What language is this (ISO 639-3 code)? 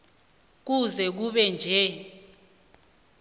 nbl